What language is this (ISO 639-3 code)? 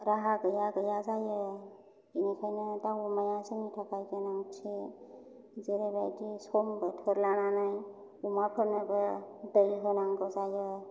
brx